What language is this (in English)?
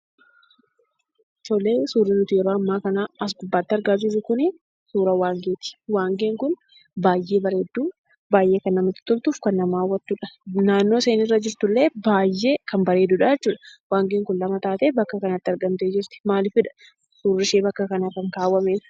Oromo